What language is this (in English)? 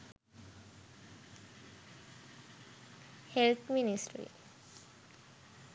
Sinhala